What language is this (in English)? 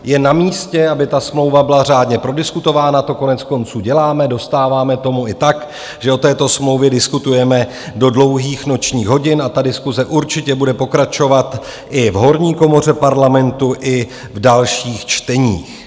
Czech